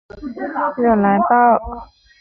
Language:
Chinese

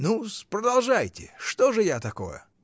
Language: Russian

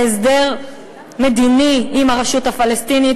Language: Hebrew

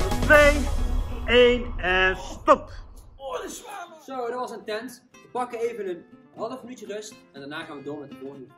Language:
Dutch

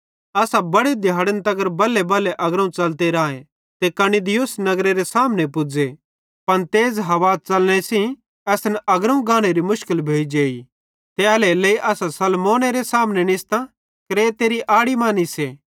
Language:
Bhadrawahi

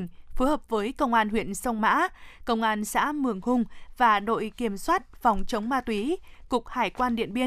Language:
Vietnamese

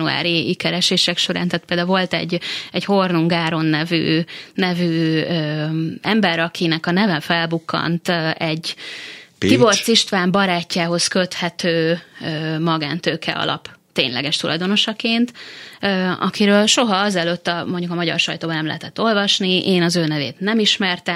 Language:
Hungarian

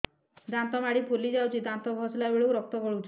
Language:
Odia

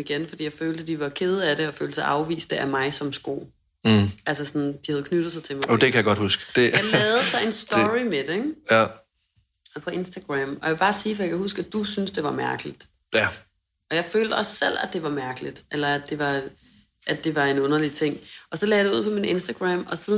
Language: Danish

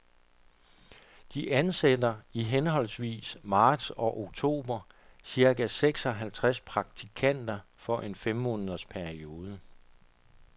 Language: Danish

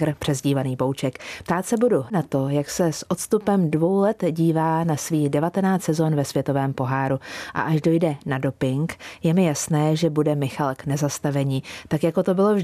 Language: Czech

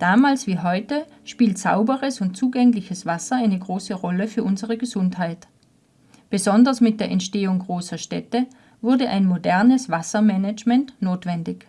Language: German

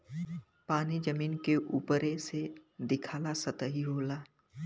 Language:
Bhojpuri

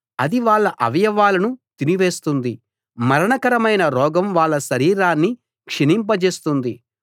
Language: Telugu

